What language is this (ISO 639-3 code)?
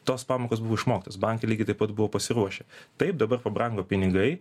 lit